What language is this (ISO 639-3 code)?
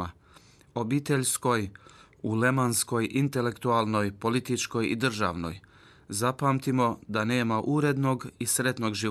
hrv